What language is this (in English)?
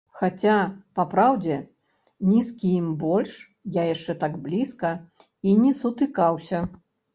Belarusian